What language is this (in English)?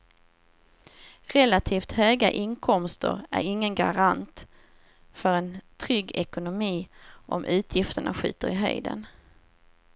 Swedish